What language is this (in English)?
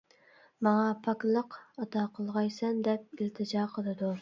Uyghur